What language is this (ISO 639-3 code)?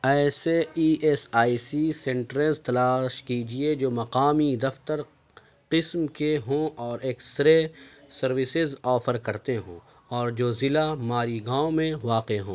urd